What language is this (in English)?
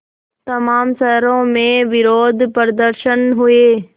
Hindi